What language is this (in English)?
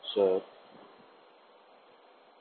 Bangla